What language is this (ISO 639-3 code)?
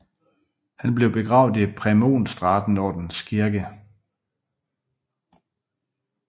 dan